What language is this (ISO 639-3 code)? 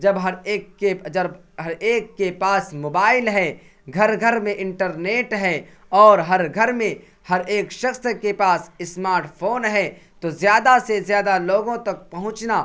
urd